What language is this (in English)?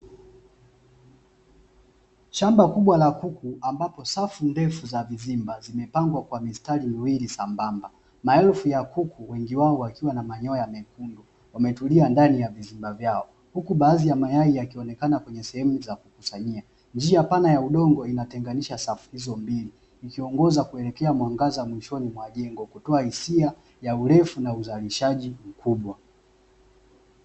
Swahili